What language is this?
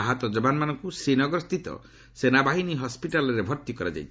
Odia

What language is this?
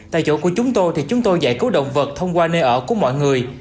Vietnamese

